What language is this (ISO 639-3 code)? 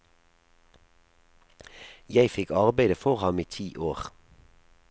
nor